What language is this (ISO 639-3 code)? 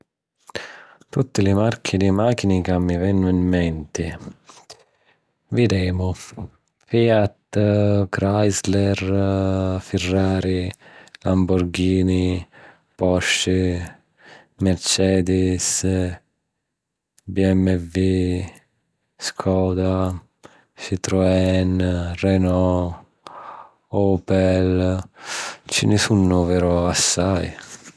scn